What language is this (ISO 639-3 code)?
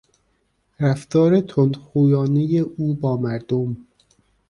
fas